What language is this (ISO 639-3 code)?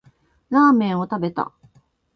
jpn